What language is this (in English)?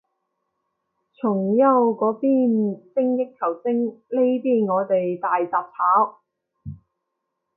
Cantonese